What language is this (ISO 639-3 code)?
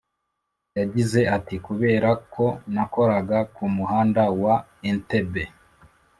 kin